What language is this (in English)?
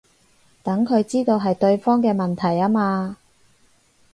Cantonese